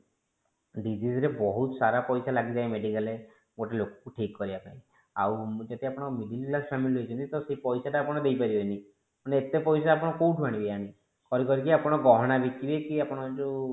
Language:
Odia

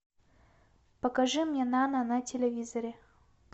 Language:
Russian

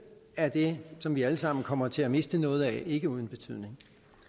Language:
Danish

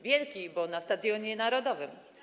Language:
Polish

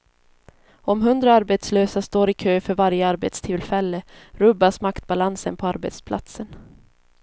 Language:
Swedish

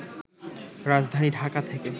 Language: Bangla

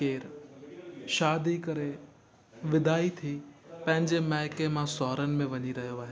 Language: Sindhi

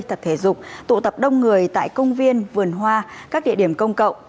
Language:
Vietnamese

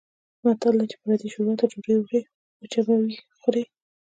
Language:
Pashto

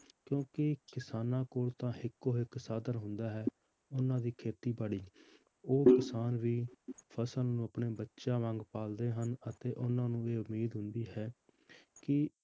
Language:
Punjabi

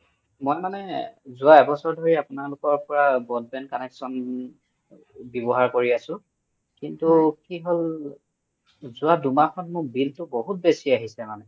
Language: Assamese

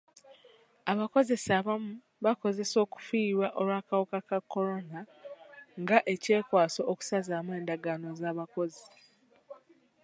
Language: Ganda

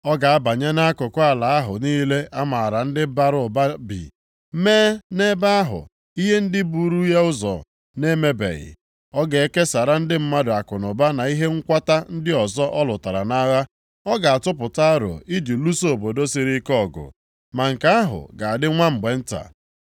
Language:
Igbo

